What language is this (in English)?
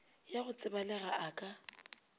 Northern Sotho